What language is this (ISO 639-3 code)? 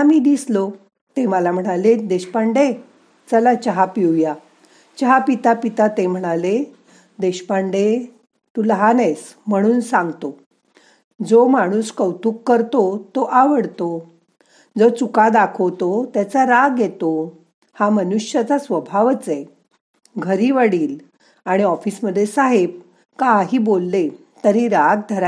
mar